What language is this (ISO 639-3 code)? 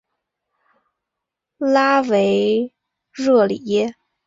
zho